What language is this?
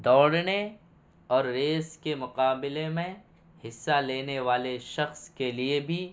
Urdu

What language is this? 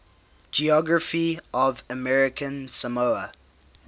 English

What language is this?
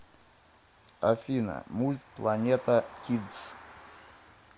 Russian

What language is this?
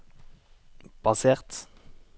Norwegian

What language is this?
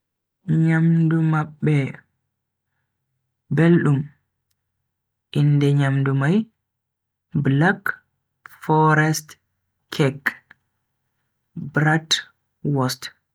Bagirmi Fulfulde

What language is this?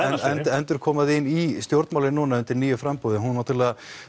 Icelandic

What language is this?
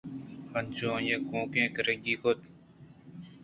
Eastern Balochi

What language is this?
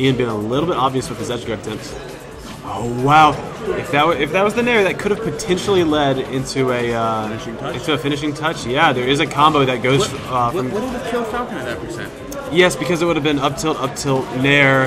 English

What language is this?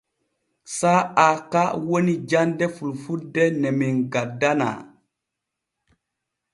Borgu Fulfulde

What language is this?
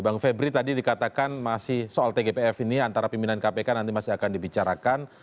Indonesian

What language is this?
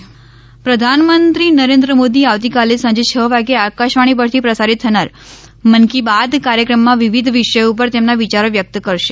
Gujarati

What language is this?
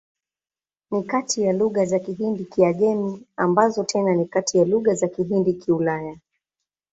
Swahili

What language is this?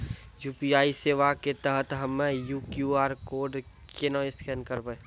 Maithili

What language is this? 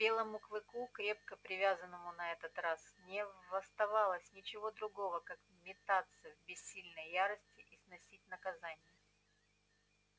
Russian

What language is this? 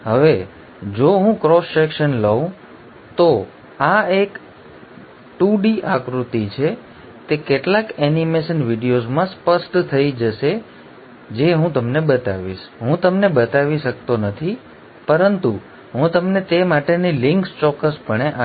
Gujarati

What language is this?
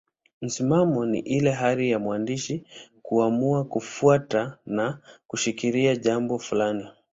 Swahili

